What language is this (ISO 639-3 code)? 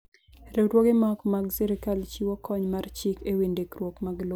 luo